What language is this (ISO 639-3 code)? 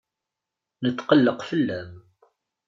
kab